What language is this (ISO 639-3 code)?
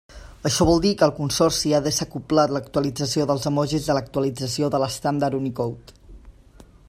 cat